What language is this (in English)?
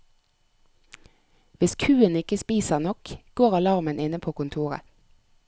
Norwegian